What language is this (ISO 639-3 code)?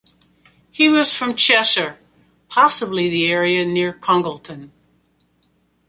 eng